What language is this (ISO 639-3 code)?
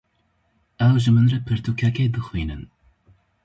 kur